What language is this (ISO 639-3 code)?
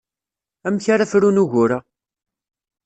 kab